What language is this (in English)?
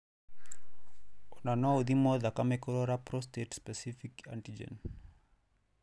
Kikuyu